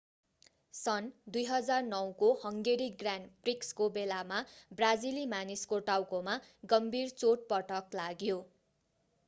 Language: Nepali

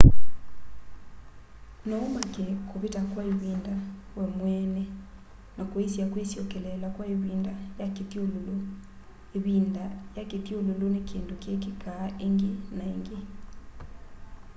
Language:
Kamba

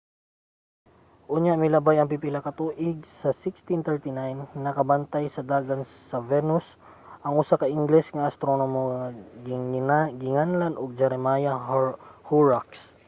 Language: Cebuano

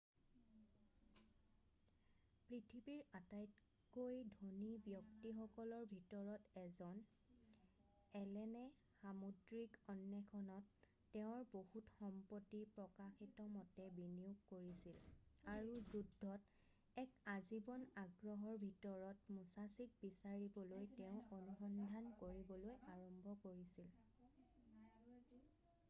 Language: Assamese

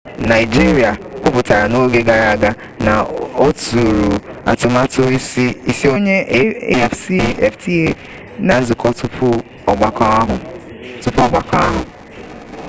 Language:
Igbo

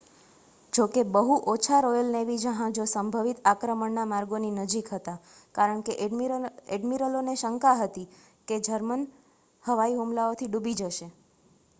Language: Gujarati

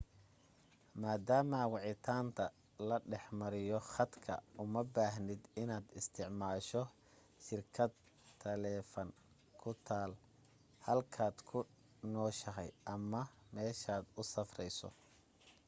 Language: Somali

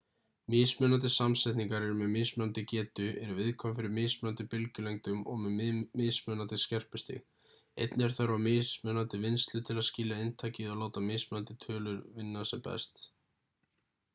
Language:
Icelandic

